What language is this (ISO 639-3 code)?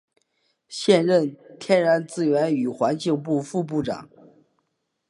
zho